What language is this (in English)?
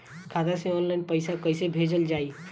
Bhojpuri